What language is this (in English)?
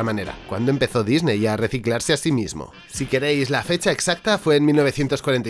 Spanish